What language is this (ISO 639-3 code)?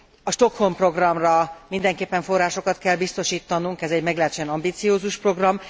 hun